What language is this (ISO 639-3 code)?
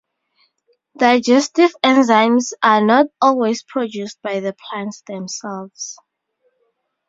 eng